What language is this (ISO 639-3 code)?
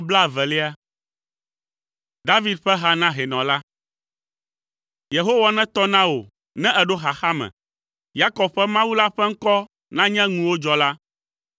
ewe